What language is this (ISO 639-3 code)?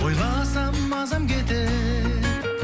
kaz